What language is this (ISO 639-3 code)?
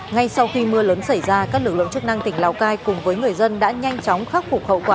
vie